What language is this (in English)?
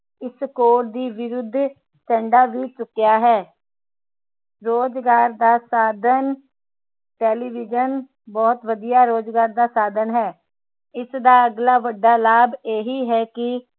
Punjabi